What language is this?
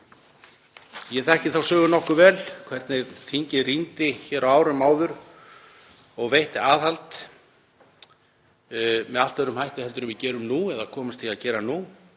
Icelandic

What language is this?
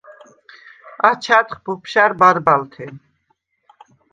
Svan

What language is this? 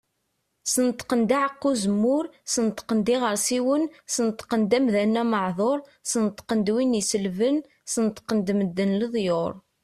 Kabyle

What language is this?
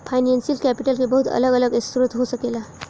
Bhojpuri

